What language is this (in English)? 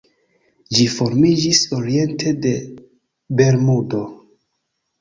Esperanto